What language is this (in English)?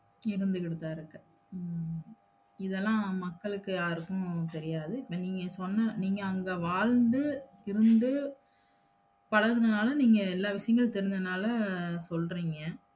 Tamil